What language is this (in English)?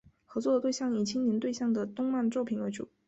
Chinese